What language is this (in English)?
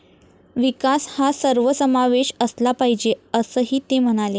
Marathi